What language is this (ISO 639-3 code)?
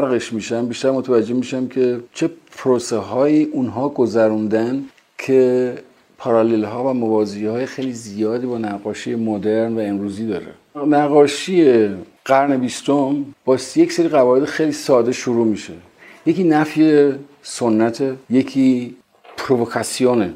fas